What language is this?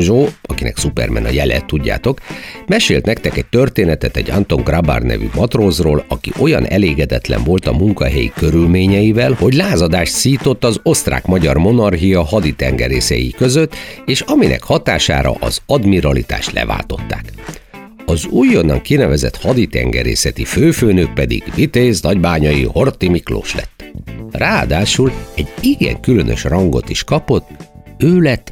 Hungarian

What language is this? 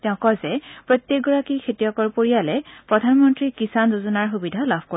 Assamese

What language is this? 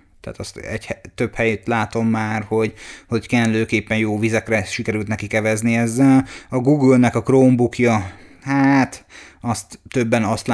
Hungarian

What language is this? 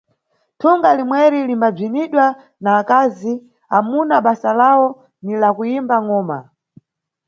Nyungwe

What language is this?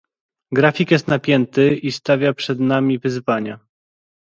Polish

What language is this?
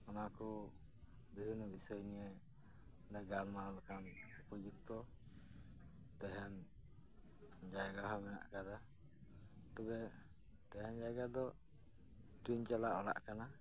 Santali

